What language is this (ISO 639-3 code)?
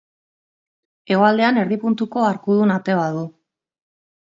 eus